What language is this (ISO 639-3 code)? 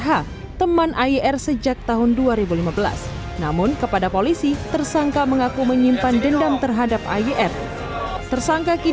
ind